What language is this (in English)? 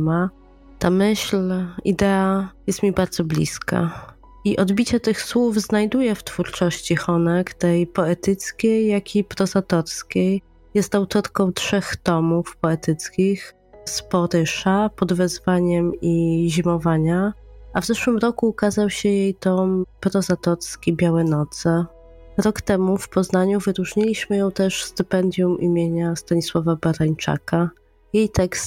Polish